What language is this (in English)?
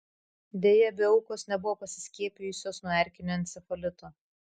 Lithuanian